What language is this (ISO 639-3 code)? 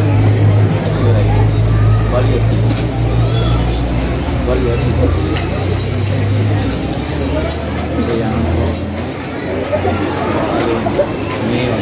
sin